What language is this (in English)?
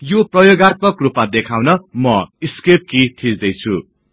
Nepali